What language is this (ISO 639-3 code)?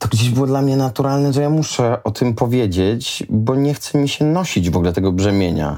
pol